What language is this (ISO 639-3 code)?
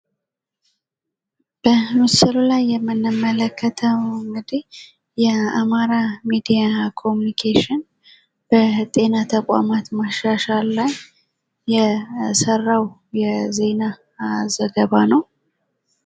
amh